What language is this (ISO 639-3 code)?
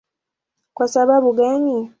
swa